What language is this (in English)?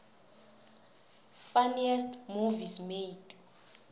South Ndebele